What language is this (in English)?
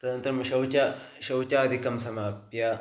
Sanskrit